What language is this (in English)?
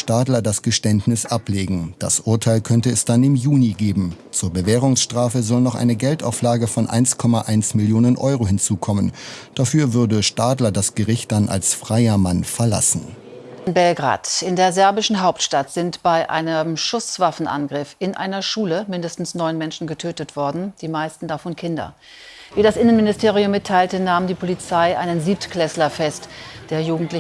German